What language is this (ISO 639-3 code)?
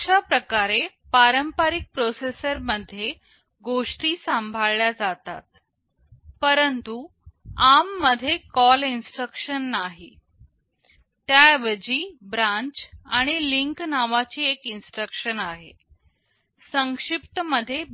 mar